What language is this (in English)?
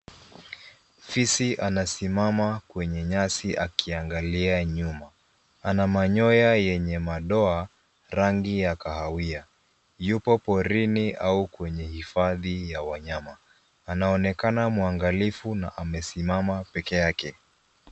Swahili